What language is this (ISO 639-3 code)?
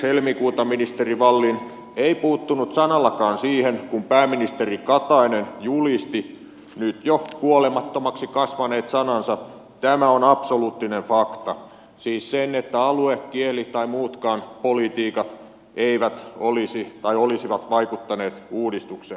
fin